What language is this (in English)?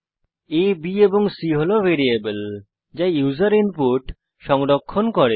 Bangla